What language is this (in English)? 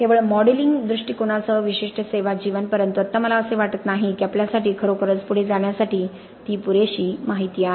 Marathi